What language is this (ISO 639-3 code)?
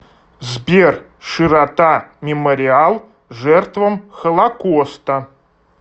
rus